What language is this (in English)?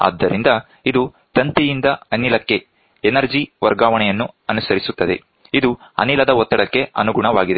Kannada